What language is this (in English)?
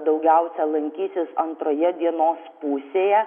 Lithuanian